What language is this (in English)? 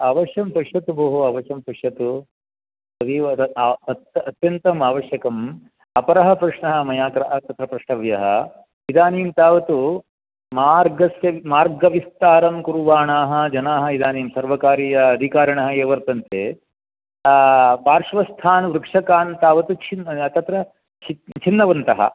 Sanskrit